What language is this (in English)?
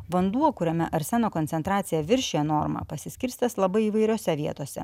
Lithuanian